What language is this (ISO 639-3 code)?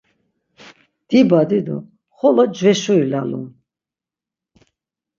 lzz